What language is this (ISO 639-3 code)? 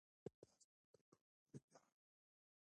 pus